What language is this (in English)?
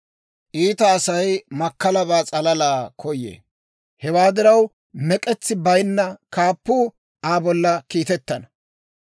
Dawro